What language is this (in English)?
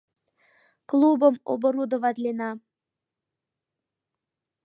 Mari